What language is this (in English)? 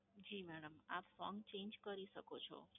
Gujarati